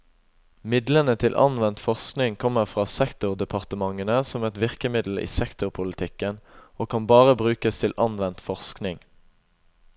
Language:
Norwegian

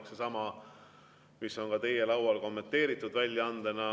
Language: Estonian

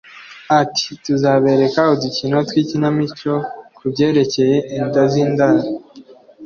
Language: Kinyarwanda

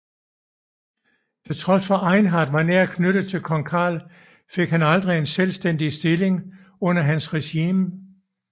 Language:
Danish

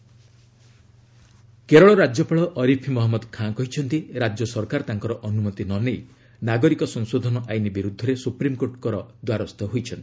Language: Odia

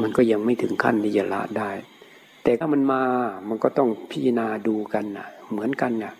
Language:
Thai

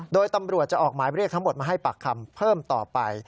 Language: Thai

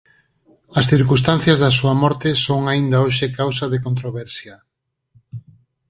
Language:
Galician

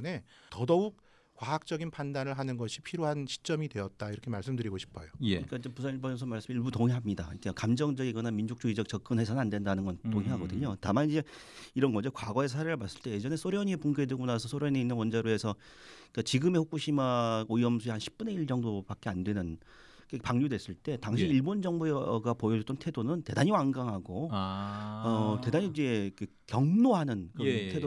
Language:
Korean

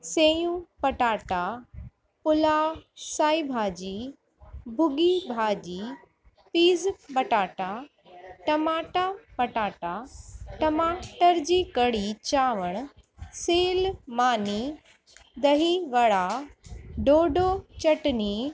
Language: Sindhi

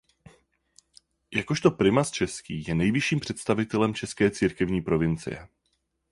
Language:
Czech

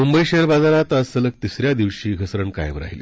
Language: Marathi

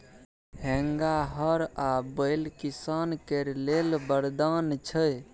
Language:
Maithili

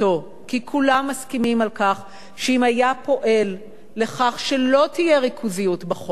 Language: Hebrew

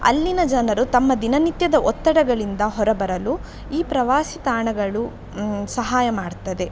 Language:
Kannada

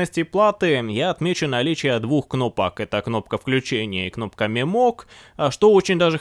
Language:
Russian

